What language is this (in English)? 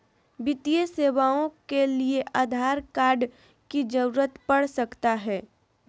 Magahi